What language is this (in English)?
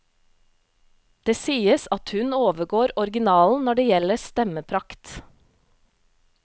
Norwegian